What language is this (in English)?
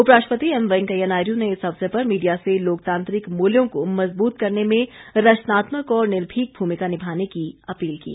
Hindi